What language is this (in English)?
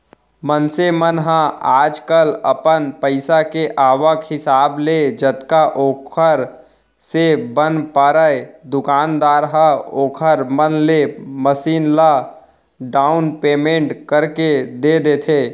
Chhattisgarhi